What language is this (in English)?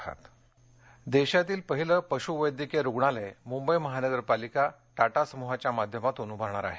Marathi